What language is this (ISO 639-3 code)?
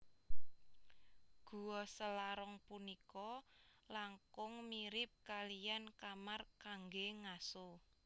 jav